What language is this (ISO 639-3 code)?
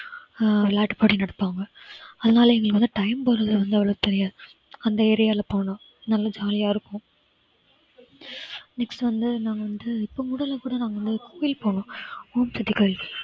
tam